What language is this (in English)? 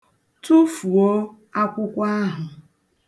Igbo